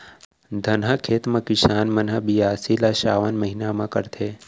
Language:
Chhattisgarhi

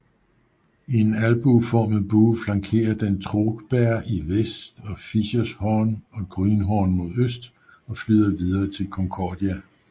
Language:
Danish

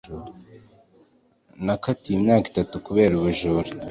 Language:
Kinyarwanda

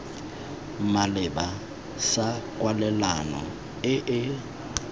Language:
Tswana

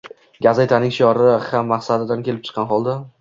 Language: Uzbek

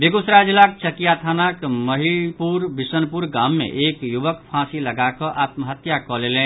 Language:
Maithili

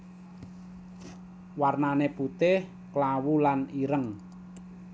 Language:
Javanese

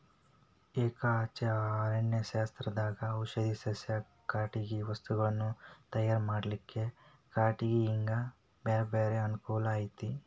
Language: Kannada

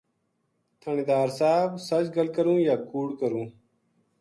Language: Gujari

